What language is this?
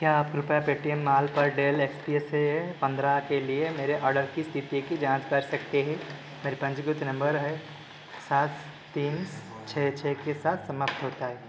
Hindi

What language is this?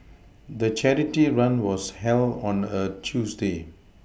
English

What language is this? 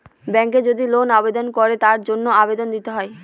Bangla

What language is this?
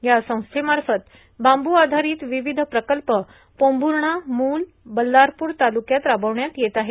Marathi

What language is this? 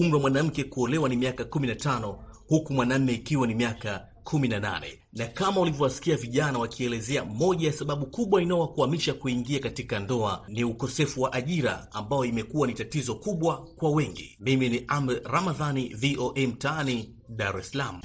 Swahili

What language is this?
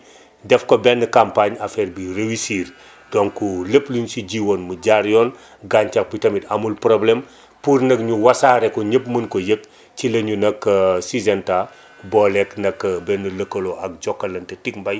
Wolof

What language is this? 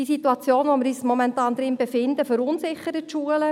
Swiss German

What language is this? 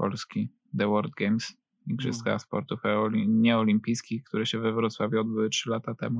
Polish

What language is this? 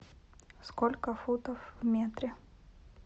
Russian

